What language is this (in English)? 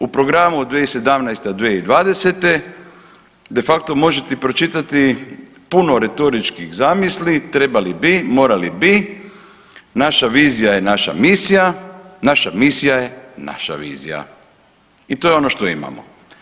Croatian